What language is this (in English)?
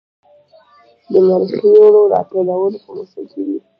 Pashto